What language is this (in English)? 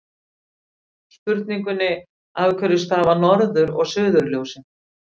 Icelandic